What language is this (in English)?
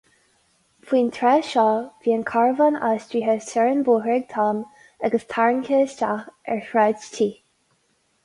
Irish